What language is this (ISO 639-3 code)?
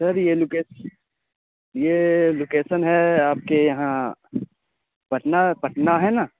urd